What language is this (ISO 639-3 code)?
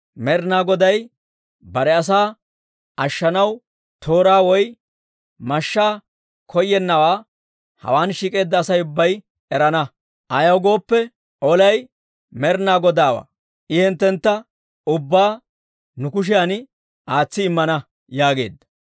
dwr